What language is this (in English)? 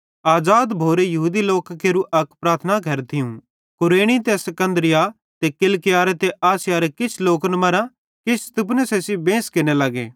Bhadrawahi